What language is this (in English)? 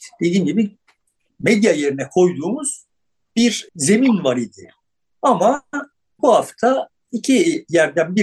Turkish